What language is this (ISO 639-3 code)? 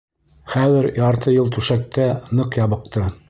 bak